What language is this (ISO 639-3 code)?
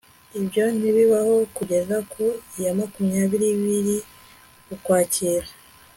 kin